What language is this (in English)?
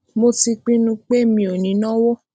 Yoruba